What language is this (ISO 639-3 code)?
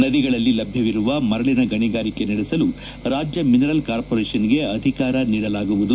kan